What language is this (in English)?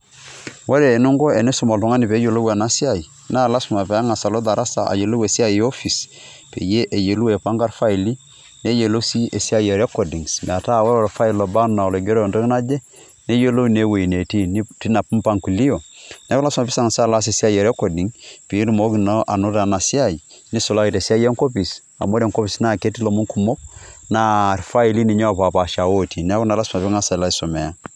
Masai